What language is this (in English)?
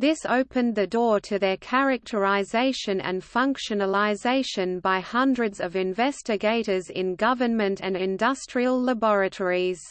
English